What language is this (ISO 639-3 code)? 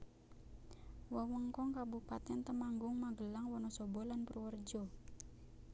jav